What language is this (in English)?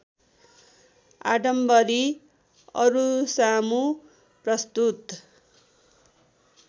Nepali